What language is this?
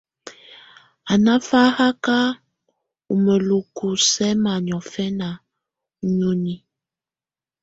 Tunen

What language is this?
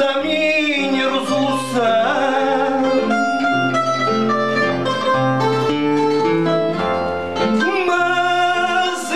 Portuguese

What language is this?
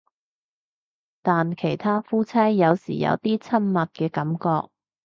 Cantonese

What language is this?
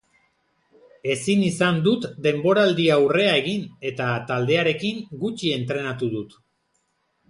Basque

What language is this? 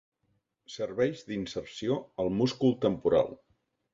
Catalan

